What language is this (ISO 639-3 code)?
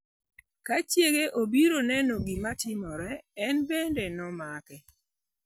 luo